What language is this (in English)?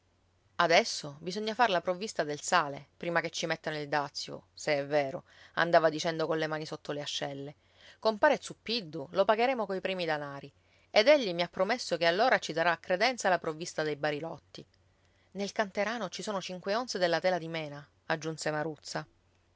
Italian